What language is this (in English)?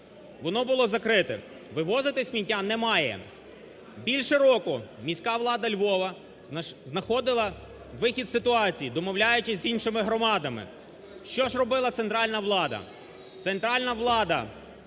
Ukrainian